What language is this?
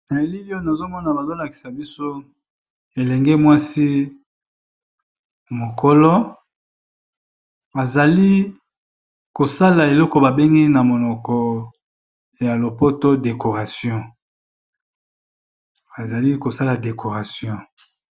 Lingala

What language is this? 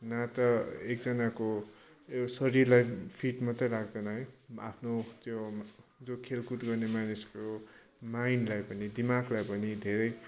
Nepali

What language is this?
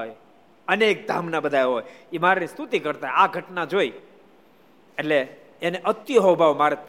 Gujarati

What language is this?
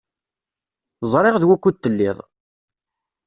Kabyle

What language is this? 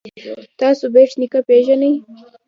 Pashto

